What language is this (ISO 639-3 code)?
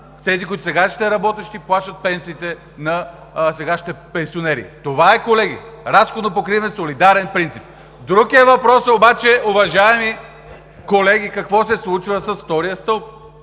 bul